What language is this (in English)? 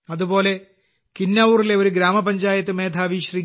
Malayalam